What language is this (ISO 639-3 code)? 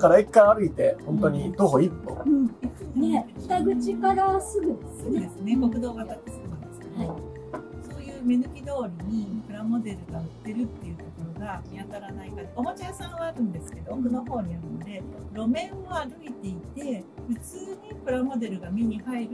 jpn